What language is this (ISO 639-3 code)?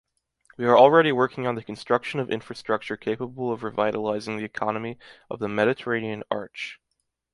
eng